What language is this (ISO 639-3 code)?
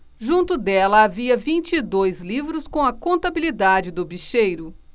por